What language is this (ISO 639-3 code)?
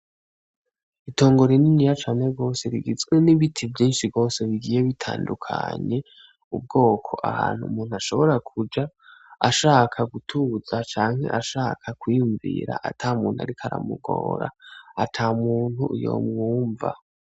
run